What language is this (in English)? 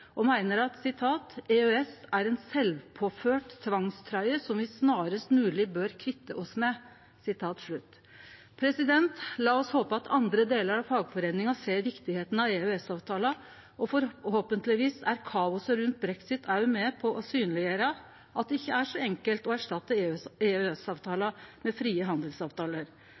Norwegian Nynorsk